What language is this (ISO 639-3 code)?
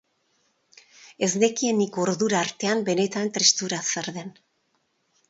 eus